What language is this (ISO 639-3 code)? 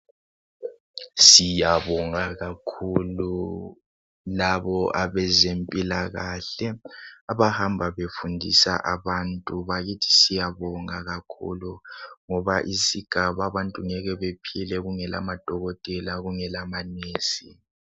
nde